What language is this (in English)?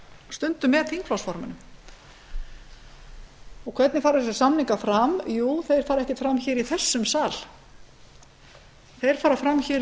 Icelandic